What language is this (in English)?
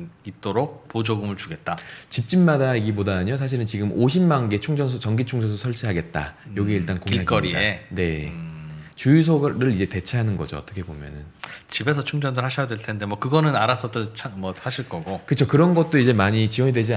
Korean